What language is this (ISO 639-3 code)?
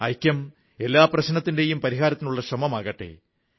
mal